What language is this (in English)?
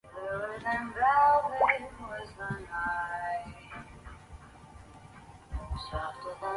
Chinese